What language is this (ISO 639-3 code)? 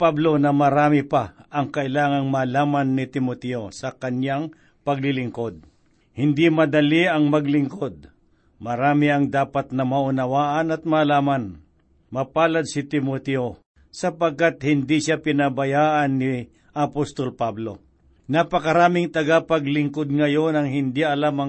fil